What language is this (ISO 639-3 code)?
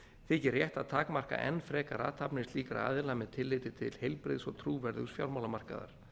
isl